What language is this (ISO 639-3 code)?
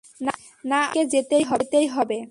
ben